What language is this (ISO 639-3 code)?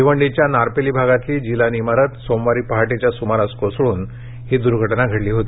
mar